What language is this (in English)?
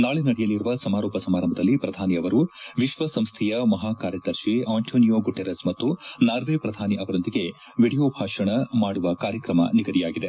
Kannada